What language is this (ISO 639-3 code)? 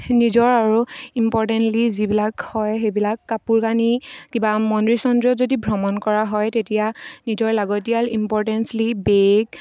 asm